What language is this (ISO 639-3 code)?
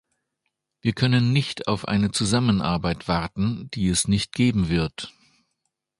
deu